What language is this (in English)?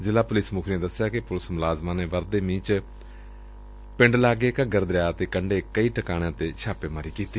Punjabi